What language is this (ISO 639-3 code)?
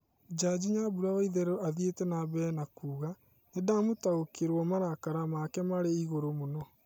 kik